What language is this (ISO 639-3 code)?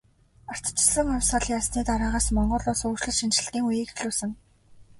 mon